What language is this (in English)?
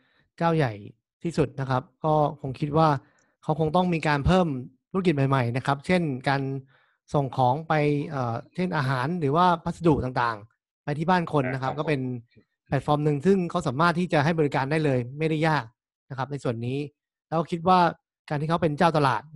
Thai